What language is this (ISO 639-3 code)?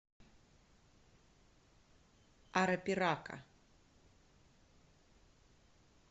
rus